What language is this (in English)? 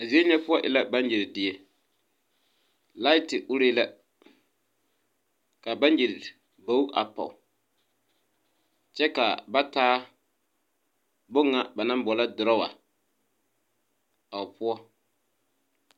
Southern Dagaare